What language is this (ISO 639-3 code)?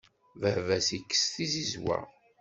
kab